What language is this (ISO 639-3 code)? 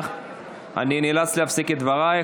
heb